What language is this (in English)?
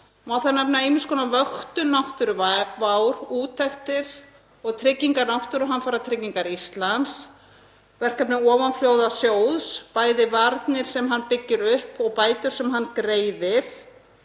Icelandic